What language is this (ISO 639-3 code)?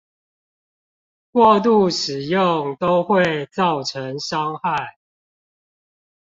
zho